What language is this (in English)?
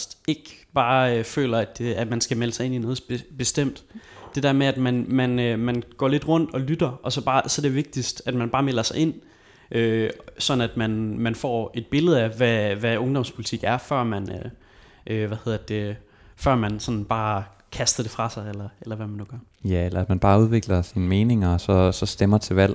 Danish